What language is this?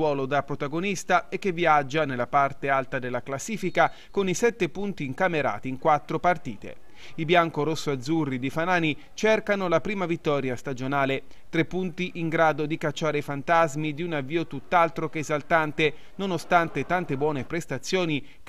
Italian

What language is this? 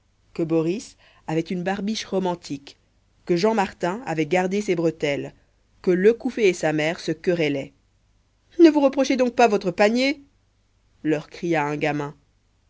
French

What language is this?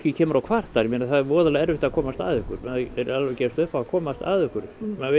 Icelandic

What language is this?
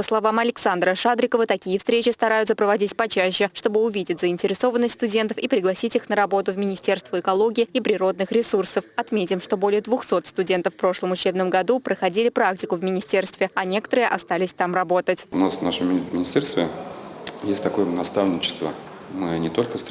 Russian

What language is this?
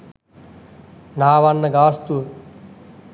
Sinhala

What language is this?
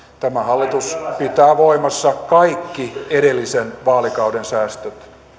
Finnish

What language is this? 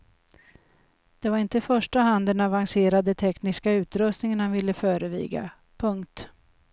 Swedish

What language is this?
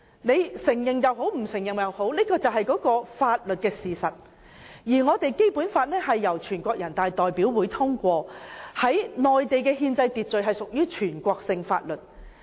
Cantonese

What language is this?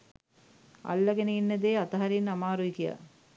Sinhala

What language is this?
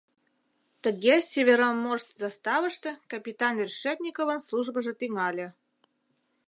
Mari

